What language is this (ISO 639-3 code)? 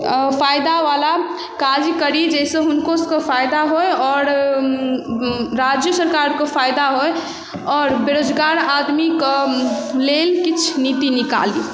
mai